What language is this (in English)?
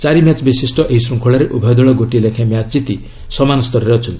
Odia